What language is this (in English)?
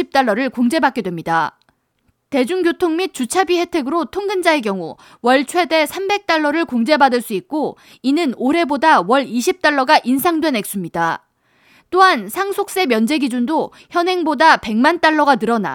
Korean